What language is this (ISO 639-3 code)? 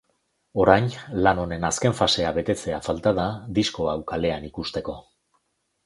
eus